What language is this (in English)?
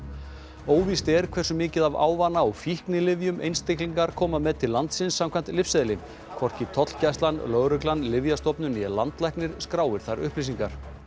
Icelandic